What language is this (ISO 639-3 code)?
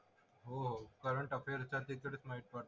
mar